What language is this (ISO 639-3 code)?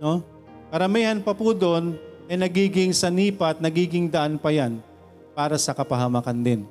fil